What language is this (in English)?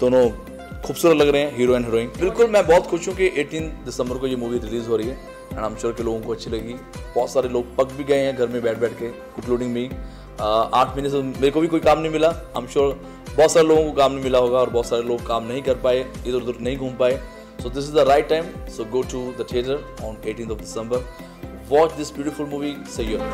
Vietnamese